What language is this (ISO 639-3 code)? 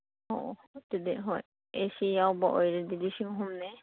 mni